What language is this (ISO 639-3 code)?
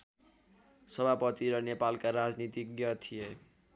nep